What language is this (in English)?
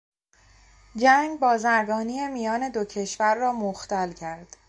Persian